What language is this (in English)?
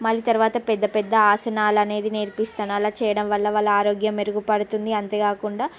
Telugu